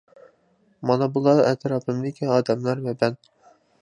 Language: Uyghur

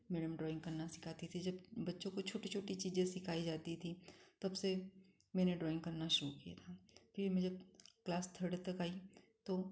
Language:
Hindi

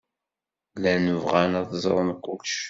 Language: Kabyle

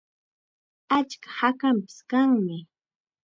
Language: Chiquián Ancash Quechua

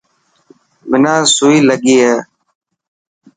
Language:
Dhatki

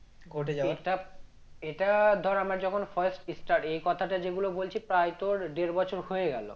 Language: Bangla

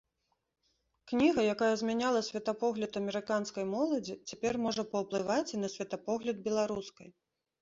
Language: Belarusian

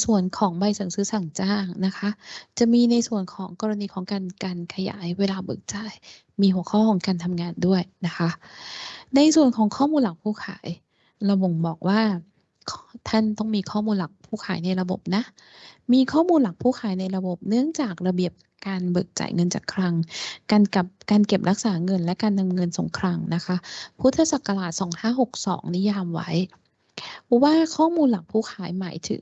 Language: Thai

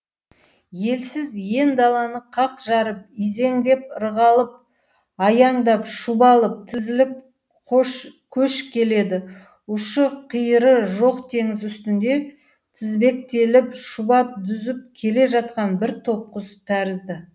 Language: Kazakh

